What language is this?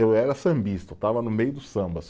Portuguese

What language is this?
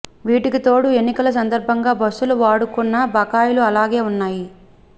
Telugu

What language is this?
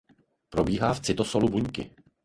Czech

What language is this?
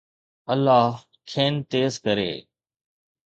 Sindhi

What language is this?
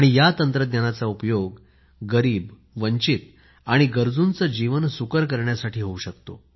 Marathi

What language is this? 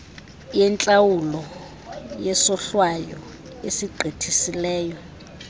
Xhosa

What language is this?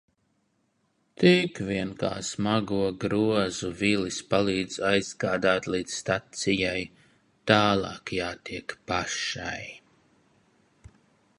Latvian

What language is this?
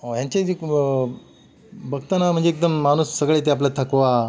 Marathi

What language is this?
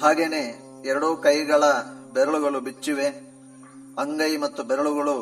Kannada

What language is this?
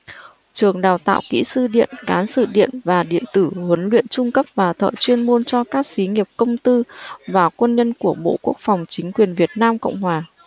Vietnamese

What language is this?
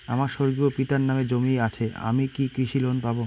Bangla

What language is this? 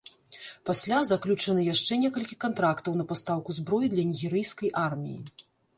Belarusian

